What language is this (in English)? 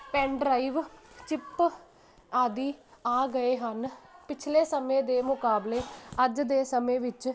Punjabi